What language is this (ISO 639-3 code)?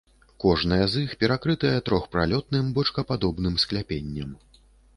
bel